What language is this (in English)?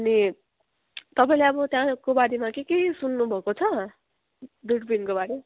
Nepali